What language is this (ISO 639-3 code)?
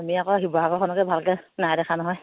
asm